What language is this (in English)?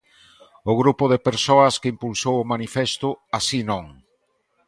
Galician